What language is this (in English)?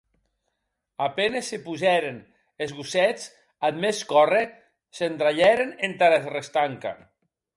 Occitan